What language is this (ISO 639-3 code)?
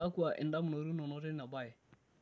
mas